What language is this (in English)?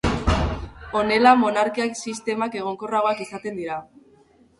Basque